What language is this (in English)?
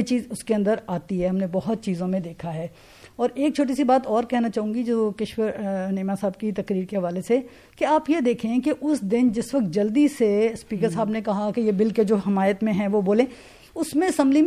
Urdu